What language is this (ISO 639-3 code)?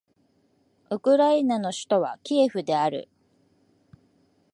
jpn